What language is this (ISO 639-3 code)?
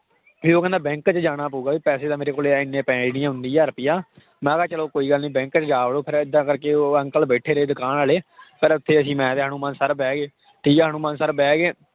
pan